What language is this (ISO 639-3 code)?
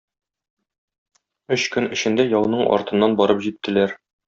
tat